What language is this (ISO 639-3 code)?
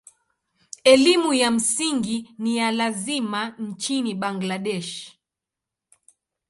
swa